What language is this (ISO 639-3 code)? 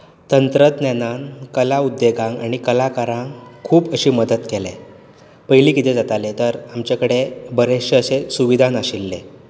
kok